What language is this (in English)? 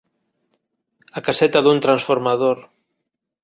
Galician